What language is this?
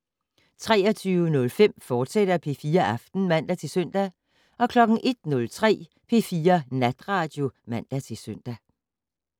Danish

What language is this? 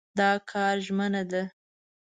Pashto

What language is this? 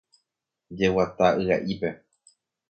Guarani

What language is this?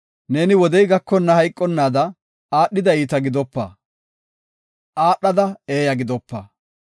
Gofa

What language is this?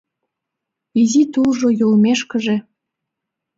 Mari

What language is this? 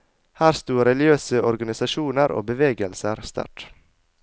Norwegian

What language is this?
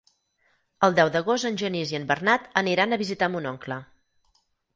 Catalan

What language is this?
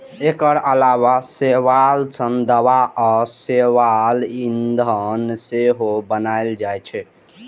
Maithili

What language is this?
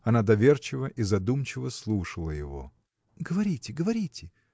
Russian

